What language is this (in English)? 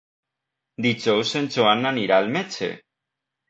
Catalan